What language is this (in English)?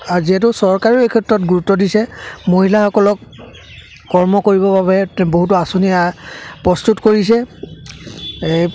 Assamese